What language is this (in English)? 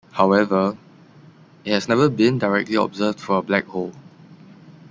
English